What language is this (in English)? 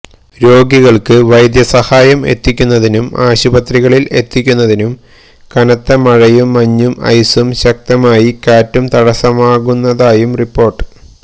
Malayalam